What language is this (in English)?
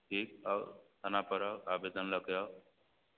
Maithili